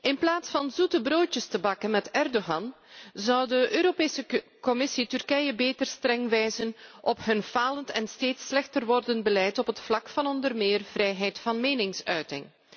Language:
Dutch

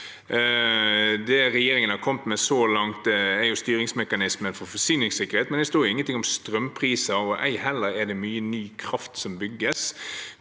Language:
Norwegian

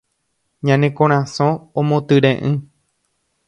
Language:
Guarani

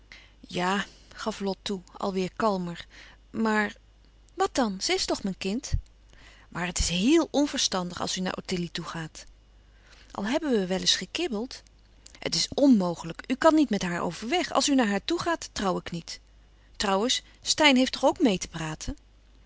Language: Dutch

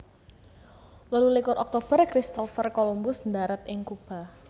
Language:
Javanese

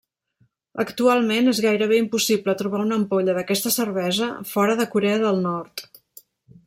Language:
Catalan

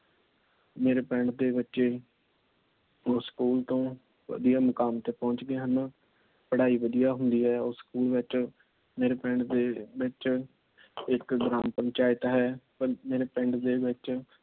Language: Punjabi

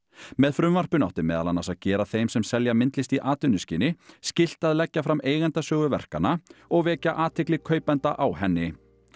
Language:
Icelandic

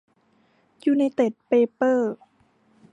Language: Thai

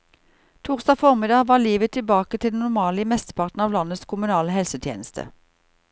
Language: Norwegian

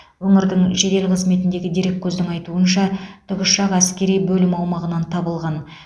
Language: Kazakh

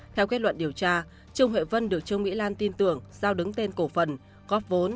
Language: Vietnamese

